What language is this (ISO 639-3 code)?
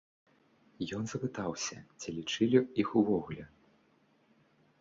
bel